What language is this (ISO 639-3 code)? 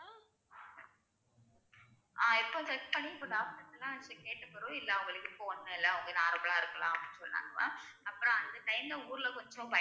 tam